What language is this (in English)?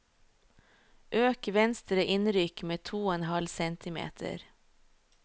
Norwegian